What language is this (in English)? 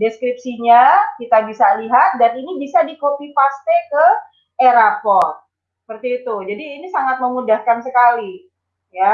Indonesian